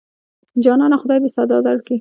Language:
Pashto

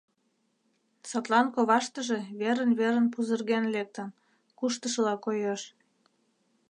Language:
Mari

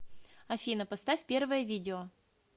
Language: Russian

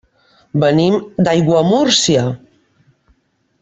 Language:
Catalan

